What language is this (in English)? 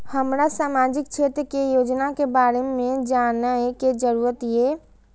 Maithili